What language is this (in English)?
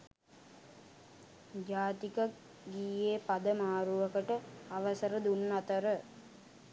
Sinhala